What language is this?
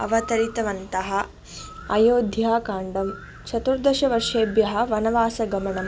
Sanskrit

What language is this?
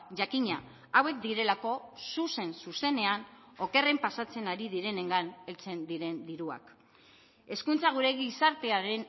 Basque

